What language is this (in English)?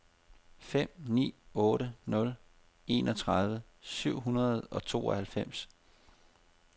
Danish